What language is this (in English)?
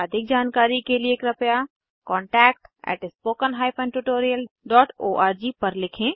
Hindi